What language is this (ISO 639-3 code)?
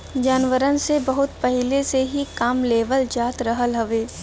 bho